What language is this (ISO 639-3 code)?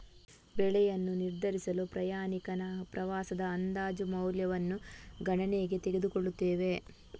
kan